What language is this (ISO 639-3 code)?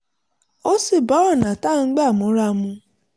yor